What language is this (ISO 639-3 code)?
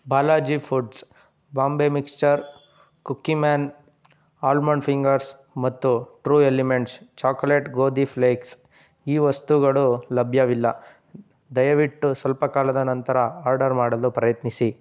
kan